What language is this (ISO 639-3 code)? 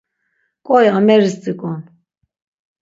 lzz